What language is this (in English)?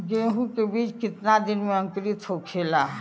Bhojpuri